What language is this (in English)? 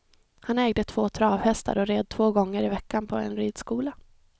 Swedish